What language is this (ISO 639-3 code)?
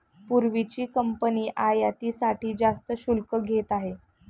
mar